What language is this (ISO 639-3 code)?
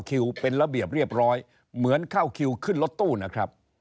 tha